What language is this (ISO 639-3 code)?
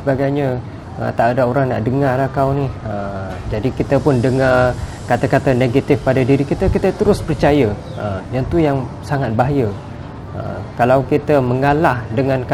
msa